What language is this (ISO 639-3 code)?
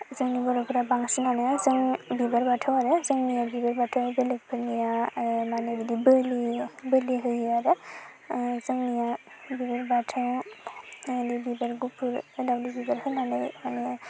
brx